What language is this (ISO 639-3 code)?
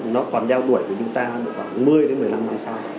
vie